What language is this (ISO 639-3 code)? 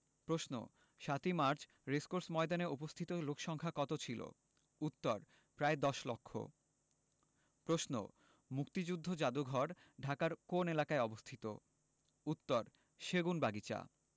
ben